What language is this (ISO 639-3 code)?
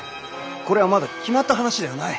jpn